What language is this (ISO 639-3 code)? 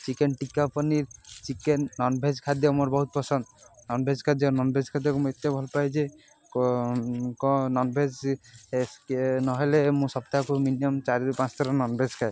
ori